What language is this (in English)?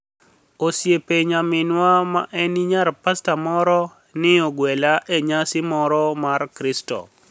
Luo (Kenya and Tanzania)